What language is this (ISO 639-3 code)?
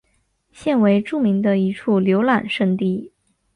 zho